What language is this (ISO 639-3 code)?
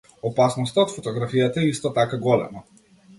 mkd